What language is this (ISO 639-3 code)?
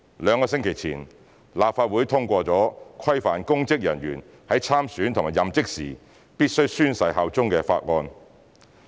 yue